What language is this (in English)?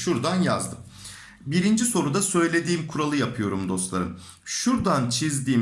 Turkish